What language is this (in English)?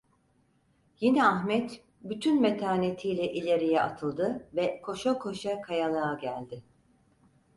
Turkish